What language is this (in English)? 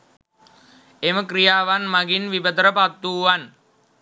Sinhala